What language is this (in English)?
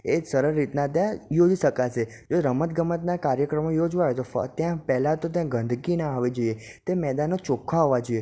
Gujarati